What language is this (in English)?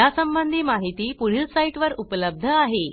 Marathi